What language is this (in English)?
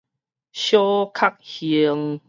Min Nan Chinese